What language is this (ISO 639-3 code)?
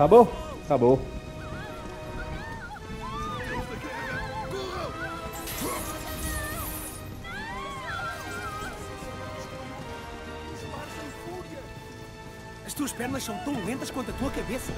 por